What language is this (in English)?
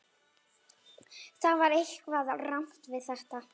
Icelandic